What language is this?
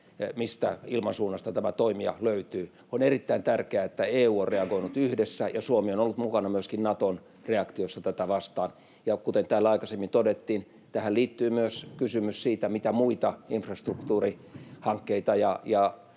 Finnish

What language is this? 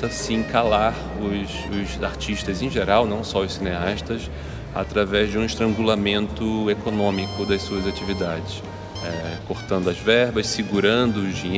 Portuguese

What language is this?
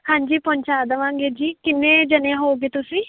Punjabi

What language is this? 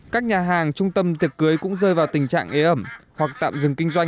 Vietnamese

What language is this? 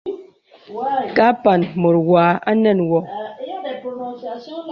Bebele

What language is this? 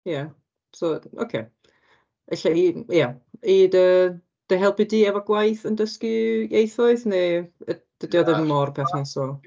Welsh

